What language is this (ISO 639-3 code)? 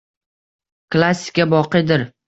uzb